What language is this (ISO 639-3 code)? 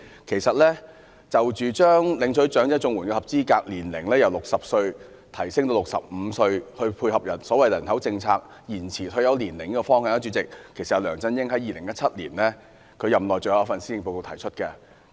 yue